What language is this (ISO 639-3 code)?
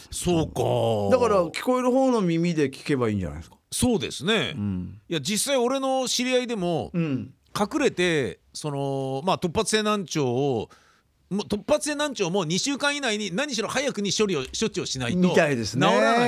jpn